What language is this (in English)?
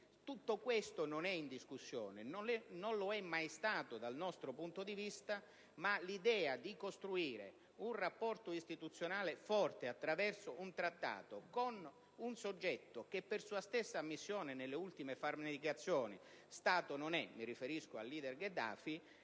Italian